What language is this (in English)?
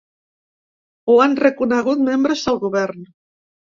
Catalan